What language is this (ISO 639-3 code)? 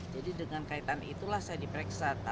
ind